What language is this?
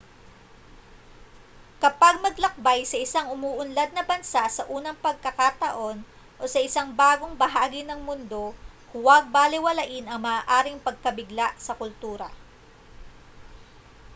Filipino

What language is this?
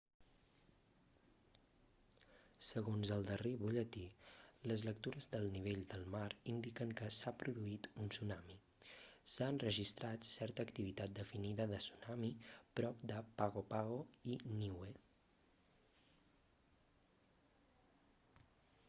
Catalan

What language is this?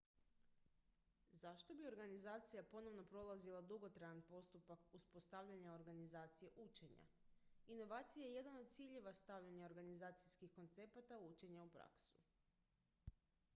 Croatian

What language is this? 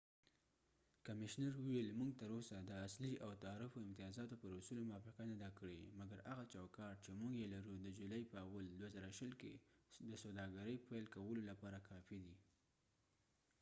Pashto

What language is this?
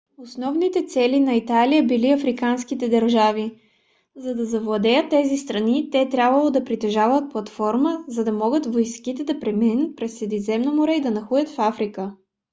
Bulgarian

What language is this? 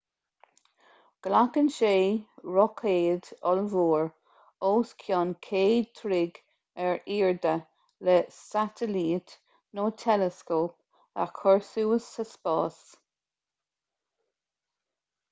Irish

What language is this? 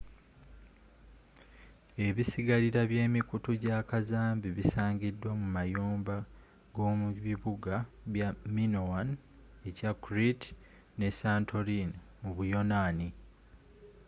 Ganda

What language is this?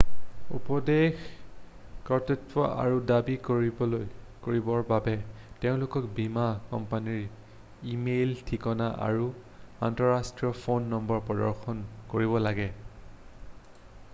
Assamese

